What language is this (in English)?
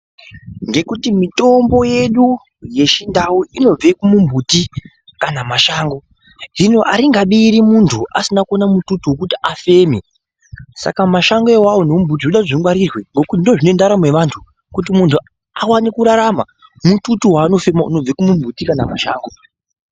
Ndau